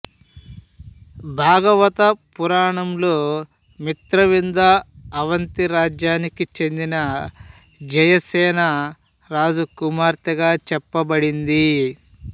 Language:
Telugu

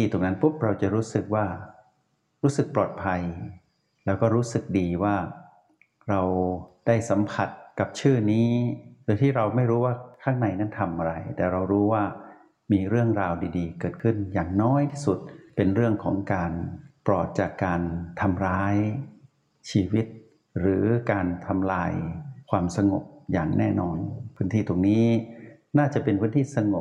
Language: Thai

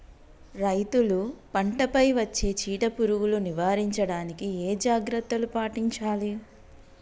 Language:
Telugu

